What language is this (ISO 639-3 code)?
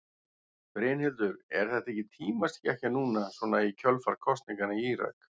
isl